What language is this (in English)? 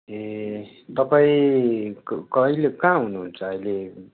Nepali